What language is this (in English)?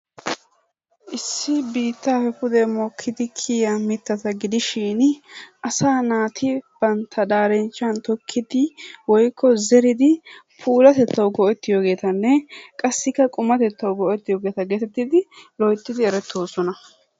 Wolaytta